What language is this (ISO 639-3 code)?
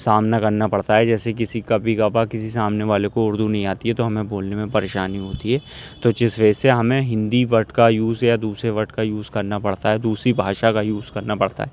urd